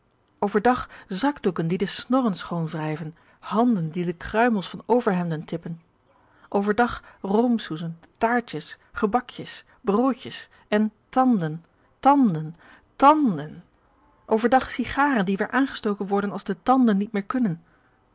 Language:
Dutch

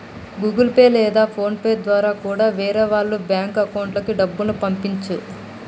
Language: Telugu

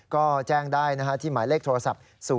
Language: Thai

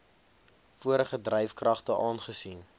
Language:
Afrikaans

